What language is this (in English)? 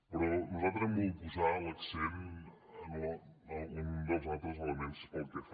Catalan